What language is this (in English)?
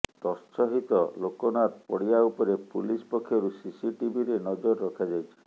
Odia